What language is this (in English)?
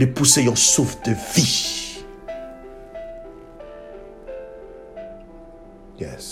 French